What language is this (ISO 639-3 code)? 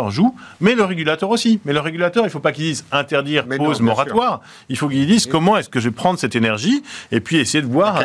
fra